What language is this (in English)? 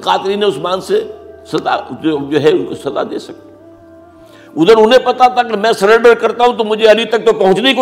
Urdu